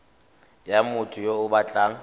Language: Tswana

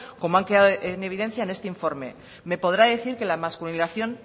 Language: Spanish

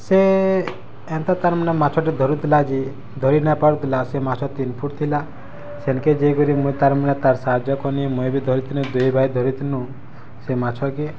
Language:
Odia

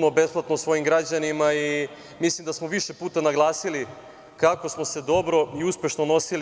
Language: Serbian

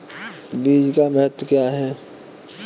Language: Hindi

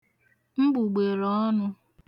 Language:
Igbo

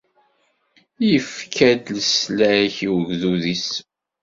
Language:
Kabyle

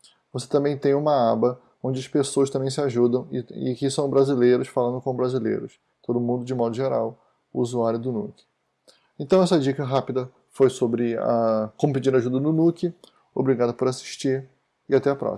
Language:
Portuguese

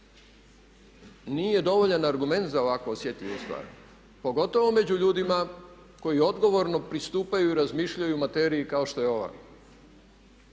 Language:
Croatian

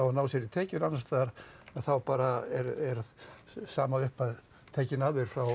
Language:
Icelandic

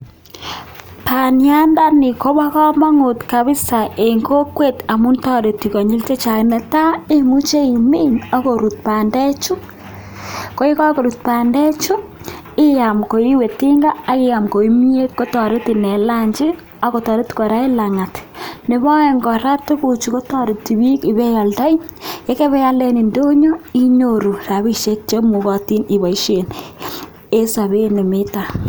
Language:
Kalenjin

